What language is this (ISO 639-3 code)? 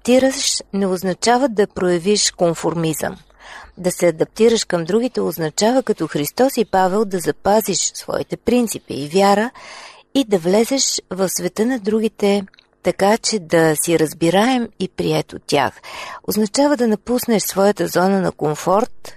bul